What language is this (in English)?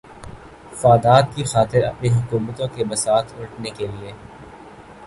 Urdu